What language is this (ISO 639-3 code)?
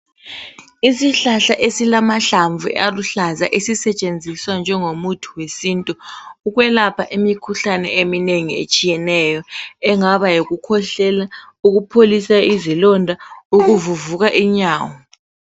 nde